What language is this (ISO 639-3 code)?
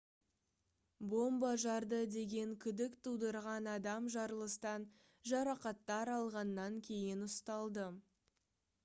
kaz